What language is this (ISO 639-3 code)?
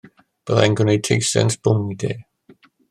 cym